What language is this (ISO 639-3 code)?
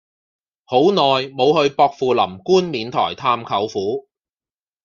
yue